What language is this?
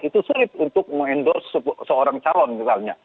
Indonesian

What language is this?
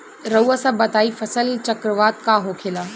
Bhojpuri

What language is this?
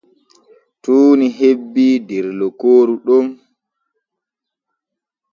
Borgu Fulfulde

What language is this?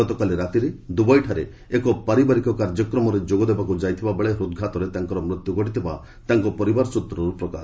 Odia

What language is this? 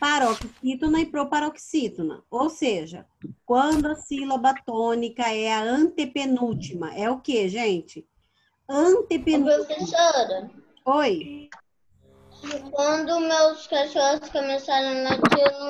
Portuguese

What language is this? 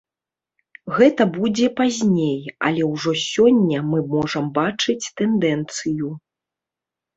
Belarusian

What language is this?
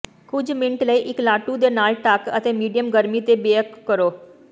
Punjabi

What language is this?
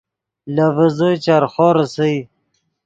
Yidgha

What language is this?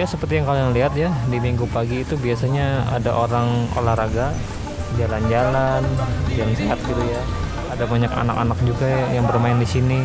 Indonesian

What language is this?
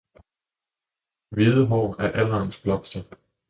Danish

